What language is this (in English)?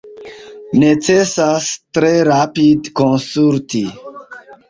Esperanto